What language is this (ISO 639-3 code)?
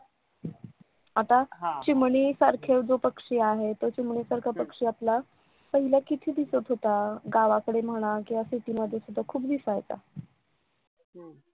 mar